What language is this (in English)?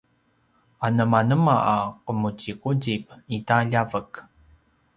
Paiwan